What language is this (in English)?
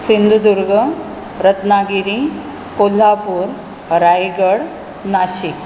Konkani